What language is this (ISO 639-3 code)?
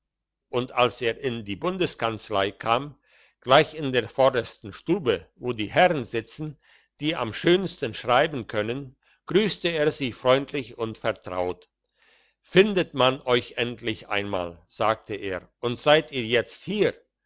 deu